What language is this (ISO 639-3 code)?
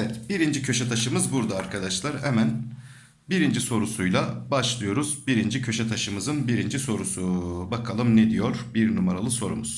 tur